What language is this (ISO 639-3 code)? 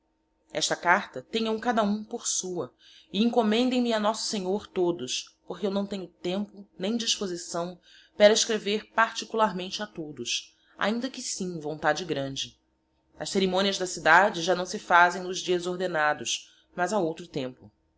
por